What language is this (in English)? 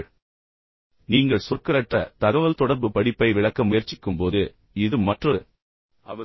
Tamil